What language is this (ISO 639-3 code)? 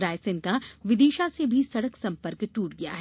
hin